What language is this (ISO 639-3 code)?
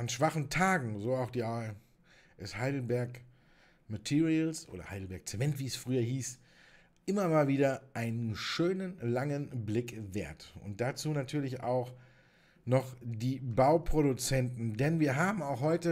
deu